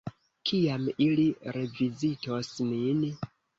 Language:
Esperanto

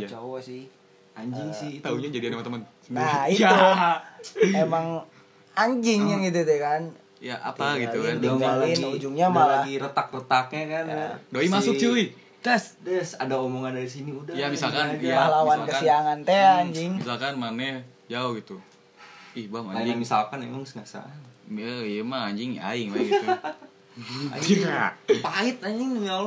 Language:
Indonesian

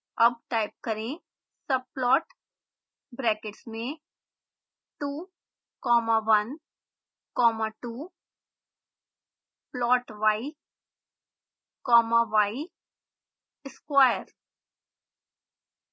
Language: Hindi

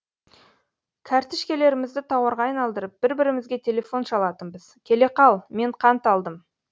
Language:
Kazakh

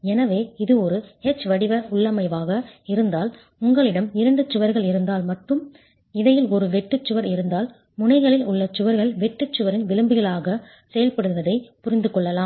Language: Tamil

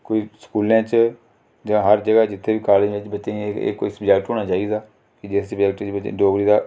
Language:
Dogri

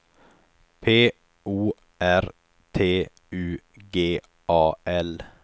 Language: Swedish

